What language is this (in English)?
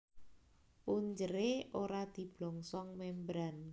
Javanese